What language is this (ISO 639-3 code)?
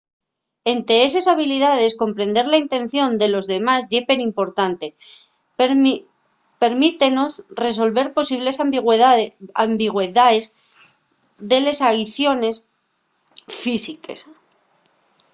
ast